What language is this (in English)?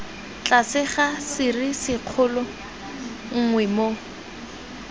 Tswana